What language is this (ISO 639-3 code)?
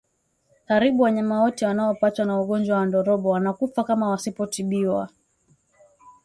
swa